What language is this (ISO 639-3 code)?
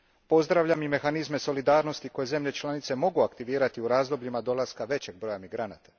hrv